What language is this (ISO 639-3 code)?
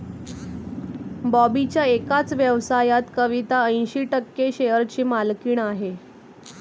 mar